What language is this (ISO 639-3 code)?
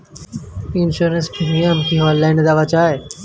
ben